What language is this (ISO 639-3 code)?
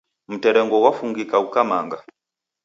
dav